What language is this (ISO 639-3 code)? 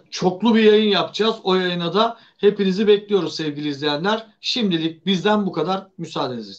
tur